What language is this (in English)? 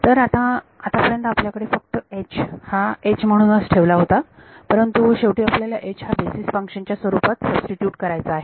Marathi